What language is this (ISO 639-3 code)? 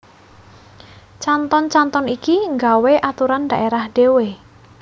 jav